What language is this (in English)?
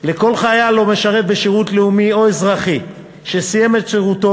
Hebrew